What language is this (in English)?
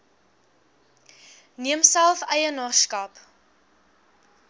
Afrikaans